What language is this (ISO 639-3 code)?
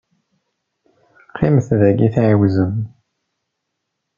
kab